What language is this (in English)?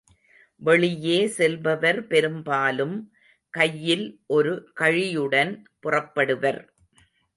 Tamil